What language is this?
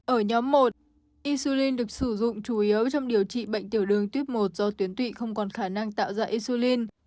Vietnamese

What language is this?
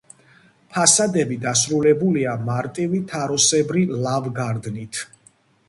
Georgian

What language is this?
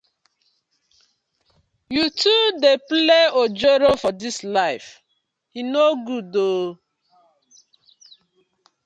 Nigerian Pidgin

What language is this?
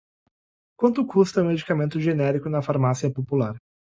Portuguese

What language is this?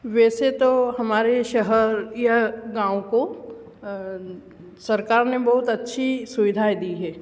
Hindi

